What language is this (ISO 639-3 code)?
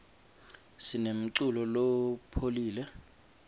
ssw